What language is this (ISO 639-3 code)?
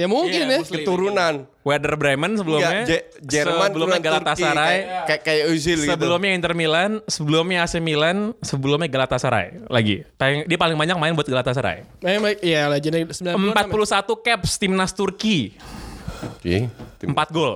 ind